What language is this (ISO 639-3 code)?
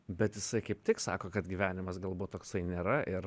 lit